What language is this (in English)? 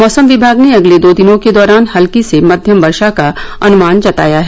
Hindi